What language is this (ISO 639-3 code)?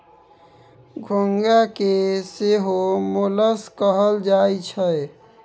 mai